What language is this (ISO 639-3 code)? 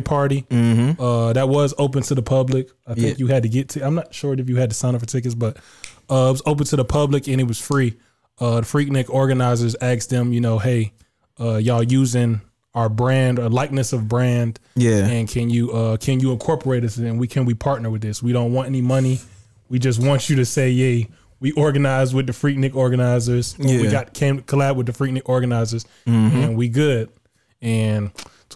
eng